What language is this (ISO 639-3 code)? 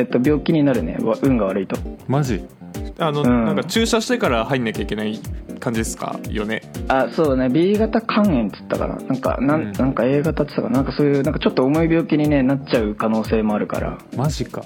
jpn